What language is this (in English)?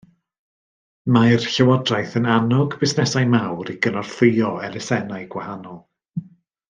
Welsh